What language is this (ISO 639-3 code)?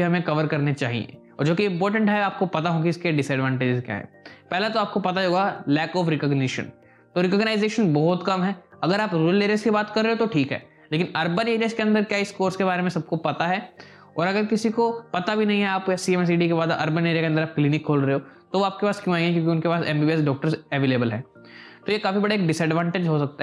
hin